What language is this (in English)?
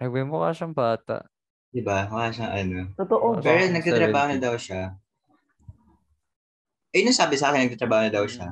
Filipino